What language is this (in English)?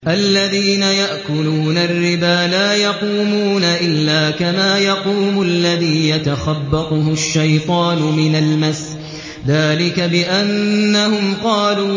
Arabic